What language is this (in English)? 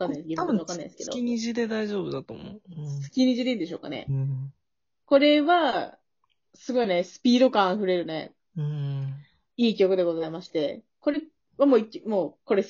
Japanese